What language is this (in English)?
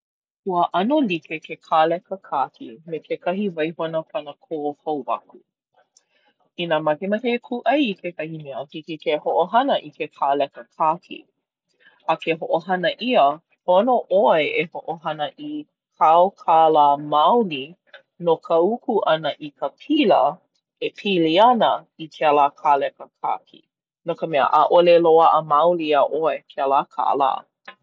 Hawaiian